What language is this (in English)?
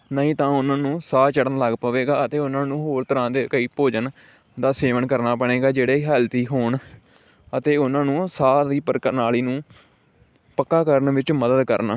Punjabi